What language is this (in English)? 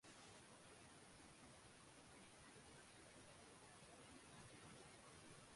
Chinese